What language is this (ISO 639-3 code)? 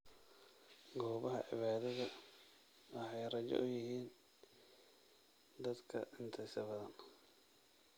som